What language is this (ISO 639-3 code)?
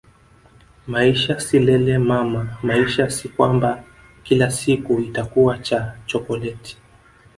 swa